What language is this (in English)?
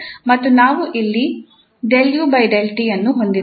Kannada